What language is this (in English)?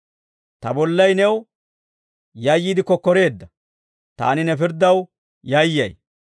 Dawro